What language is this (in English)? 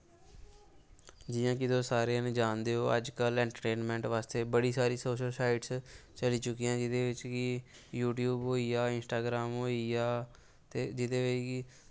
Dogri